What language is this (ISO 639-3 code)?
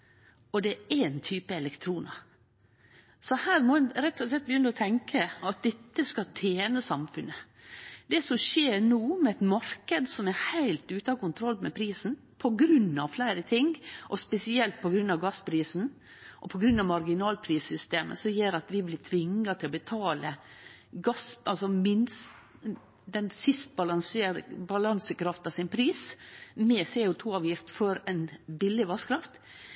nno